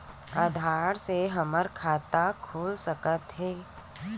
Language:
Chhattisgarhi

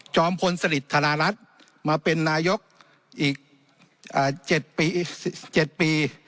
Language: Thai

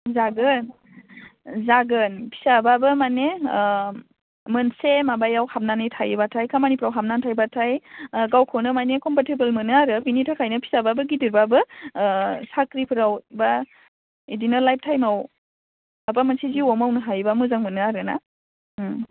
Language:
Bodo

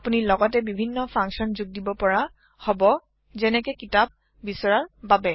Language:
Assamese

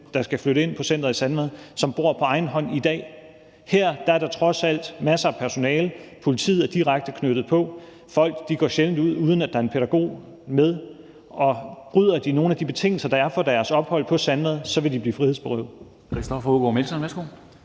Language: Danish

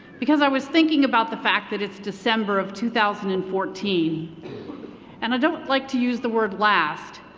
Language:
English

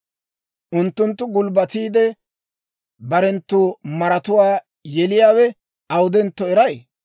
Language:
Dawro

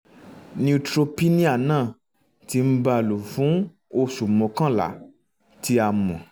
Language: Yoruba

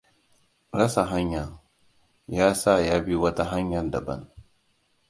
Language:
Hausa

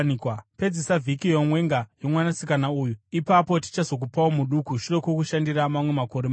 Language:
Shona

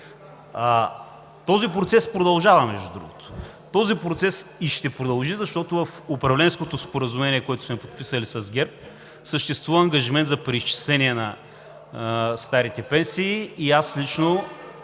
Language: Bulgarian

